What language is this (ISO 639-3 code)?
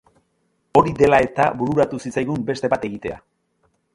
eus